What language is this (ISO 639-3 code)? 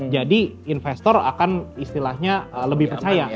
ind